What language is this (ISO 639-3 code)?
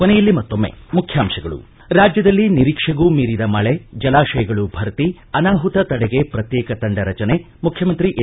kan